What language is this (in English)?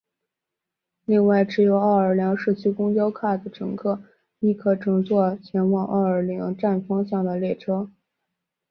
Chinese